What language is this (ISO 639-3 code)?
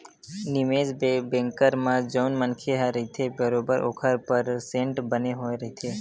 hne